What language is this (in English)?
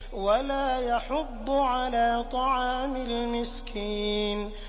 Arabic